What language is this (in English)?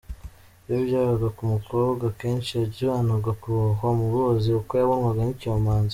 Kinyarwanda